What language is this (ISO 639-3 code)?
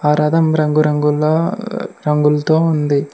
tel